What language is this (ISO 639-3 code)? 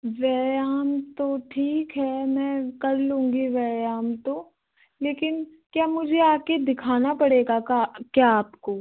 hin